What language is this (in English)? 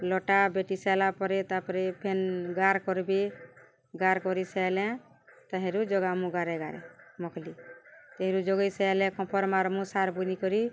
Odia